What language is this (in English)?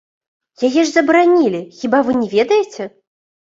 Belarusian